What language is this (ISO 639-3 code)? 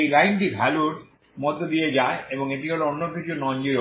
ben